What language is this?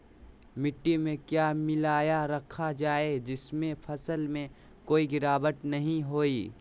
Magahi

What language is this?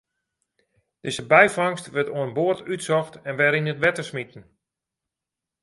Western Frisian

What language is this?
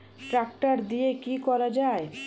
Bangla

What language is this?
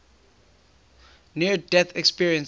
English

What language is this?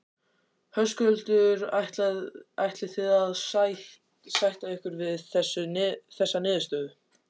Icelandic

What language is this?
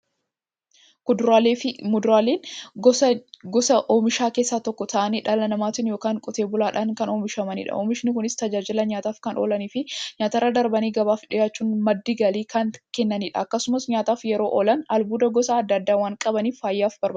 Oromo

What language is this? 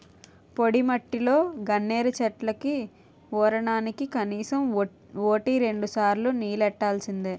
Telugu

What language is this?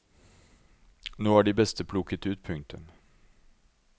Norwegian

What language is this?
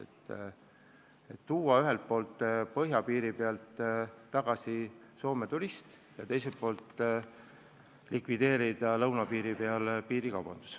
Estonian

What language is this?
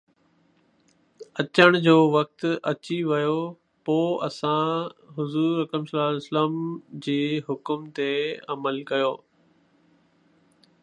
Sindhi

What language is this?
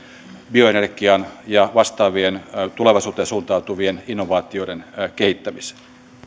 Finnish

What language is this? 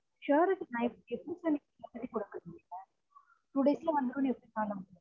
Tamil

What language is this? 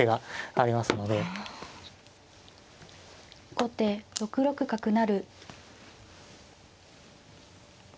Japanese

